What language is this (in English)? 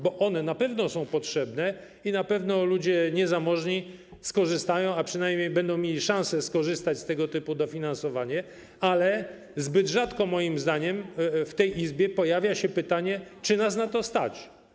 Polish